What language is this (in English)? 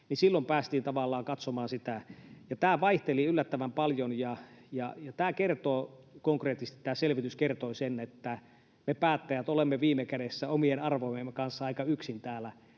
Finnish